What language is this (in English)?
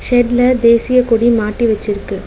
Tamil